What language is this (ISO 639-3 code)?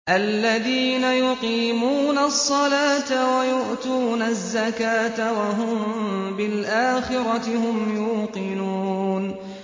ara